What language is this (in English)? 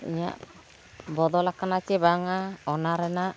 Santali